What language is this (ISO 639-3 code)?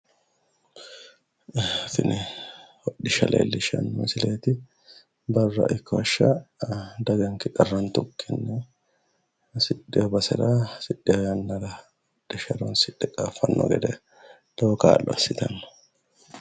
sid